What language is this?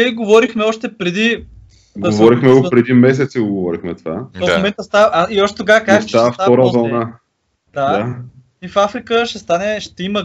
Bulgarian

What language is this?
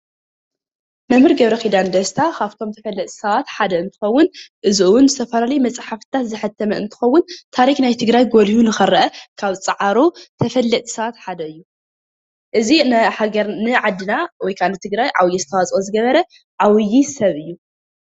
Tigrinya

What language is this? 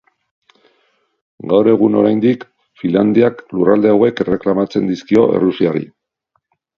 Basque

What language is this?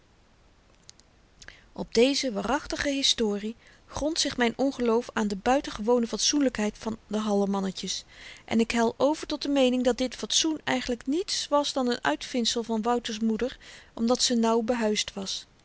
Dutch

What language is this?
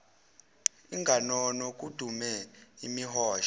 Zulu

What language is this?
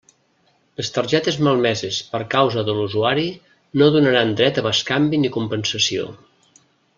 Catalan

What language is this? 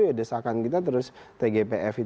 Indonesian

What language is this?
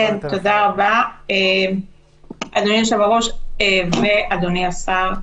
Hebrew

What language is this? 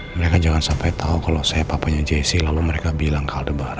Indonesian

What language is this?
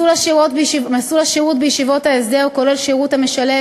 Hebrew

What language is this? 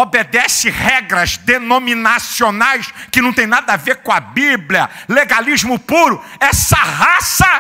Portuguese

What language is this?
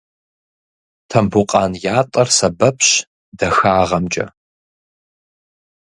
Kabardian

